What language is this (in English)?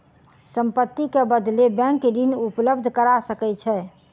Maithili